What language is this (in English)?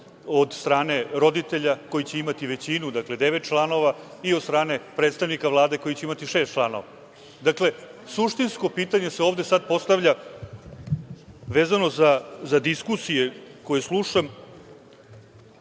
Serbian